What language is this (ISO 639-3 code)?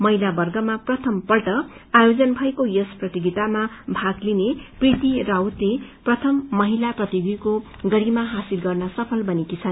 nep